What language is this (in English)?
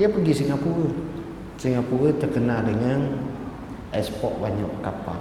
Malay